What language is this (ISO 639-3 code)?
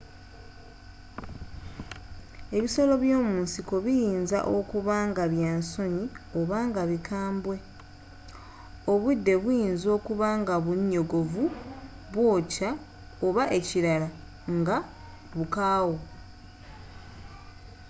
lug